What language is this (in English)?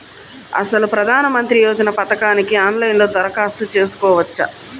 Telugu